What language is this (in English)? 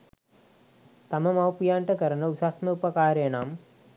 Sinhala